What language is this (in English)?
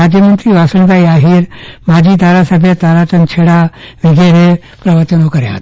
Gujarati